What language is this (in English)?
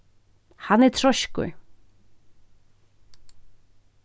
Faroese